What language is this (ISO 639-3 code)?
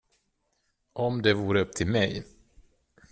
swe